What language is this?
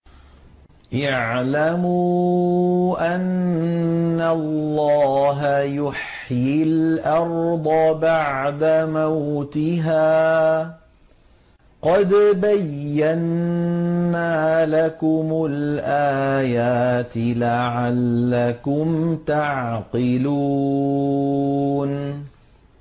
Arabic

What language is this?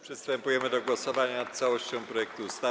Polish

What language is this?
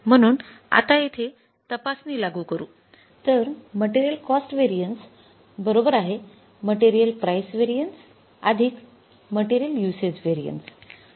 Marathi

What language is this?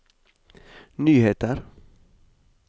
Norwegian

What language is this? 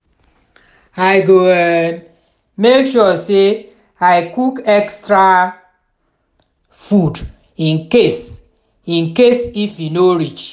Nigerian Pidgin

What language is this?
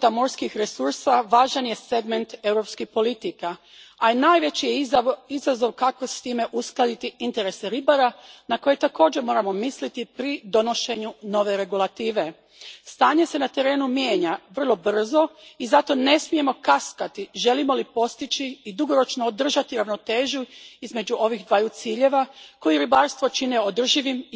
Croatian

